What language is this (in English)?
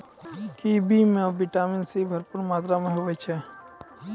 Maithili